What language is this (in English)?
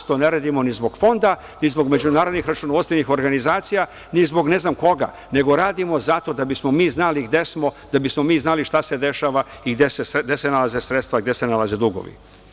Serbian